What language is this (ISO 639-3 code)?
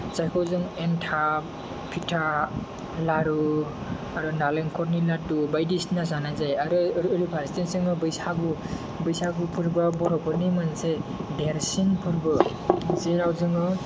brx